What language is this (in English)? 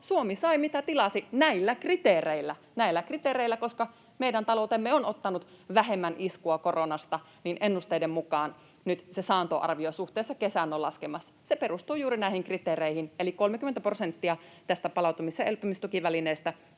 Finnish